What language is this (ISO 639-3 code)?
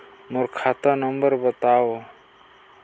hne